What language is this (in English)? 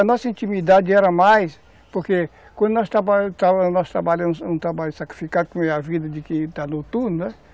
Portuguese